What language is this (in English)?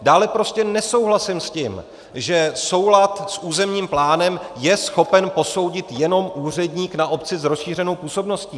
Czech